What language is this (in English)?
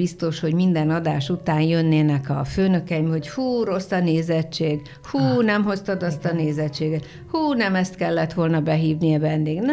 Hungarian